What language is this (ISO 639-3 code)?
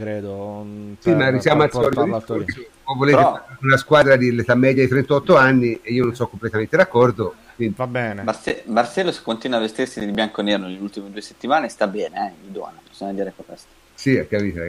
ita